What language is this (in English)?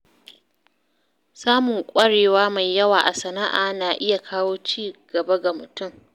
Hausa